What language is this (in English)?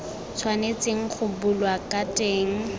Tswana